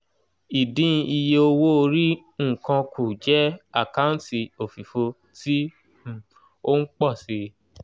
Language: Yoruba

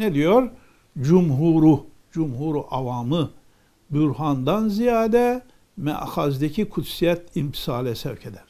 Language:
Turkish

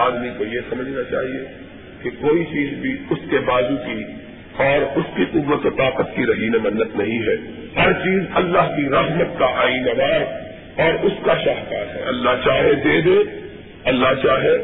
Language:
Urdu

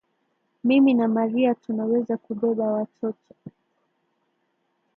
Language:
Swahili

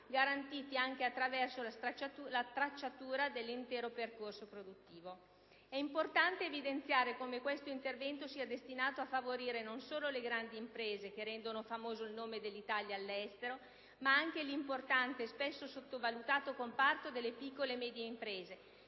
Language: Italian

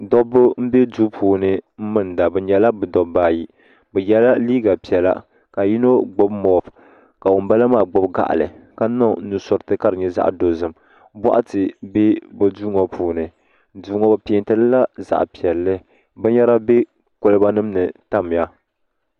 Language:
Dagbani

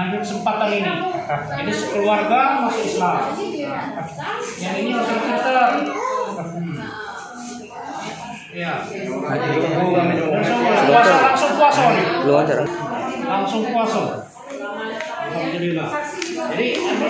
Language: Indonesian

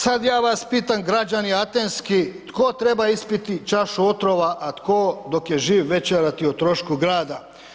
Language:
Croatian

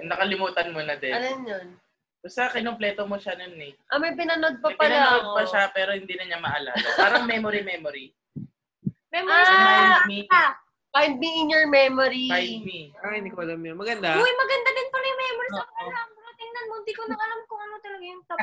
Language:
Filipino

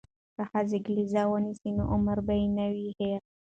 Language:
Pashto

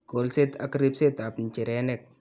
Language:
Kalenjin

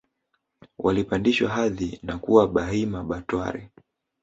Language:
Swahili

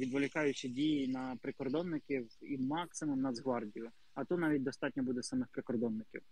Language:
Ukrainian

